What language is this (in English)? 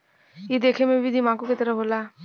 Bhojpuri